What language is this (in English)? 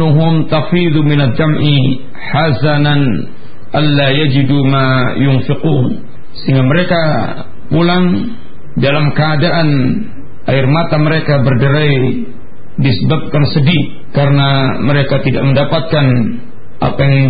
Malay